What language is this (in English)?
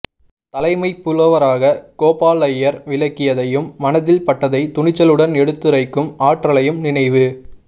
Tamil